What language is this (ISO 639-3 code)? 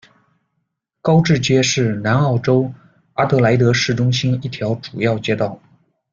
zho